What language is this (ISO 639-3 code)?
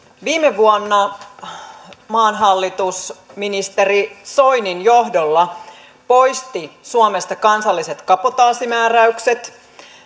fin